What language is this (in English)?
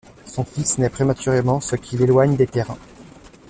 French